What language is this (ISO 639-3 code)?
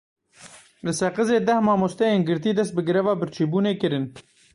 kur